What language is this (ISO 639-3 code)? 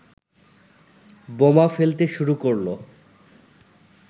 ben